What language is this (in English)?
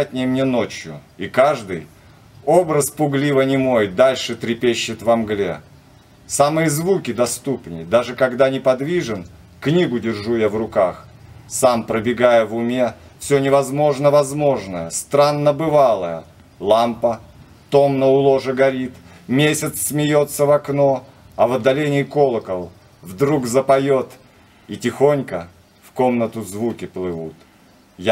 Russian